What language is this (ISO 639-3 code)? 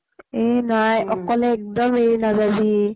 asm